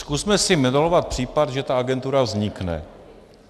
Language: Czech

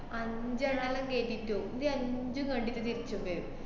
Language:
Malayalam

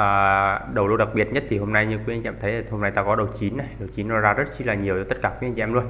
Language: Vietnamese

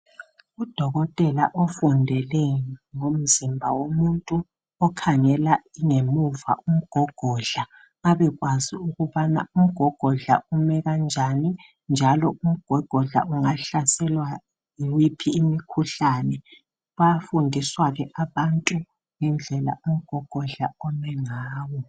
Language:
North Ndebele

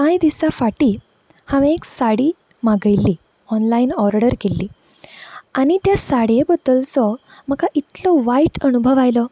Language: Konkani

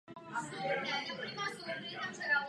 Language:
Czech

